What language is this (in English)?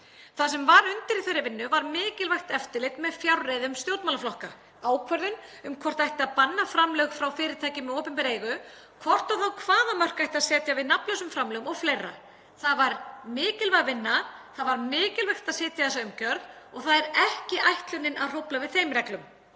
Icelandic